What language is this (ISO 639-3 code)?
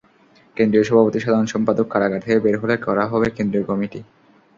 ben